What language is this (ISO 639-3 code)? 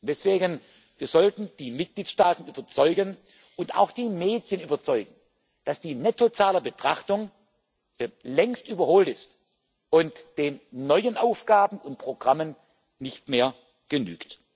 deu